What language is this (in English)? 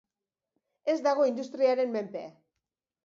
Basque